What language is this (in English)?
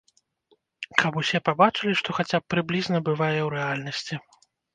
Belarusian